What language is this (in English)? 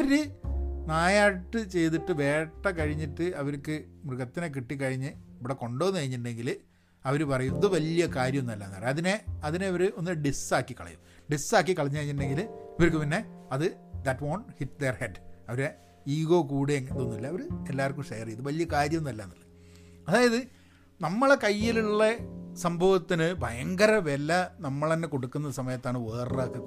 Malayalam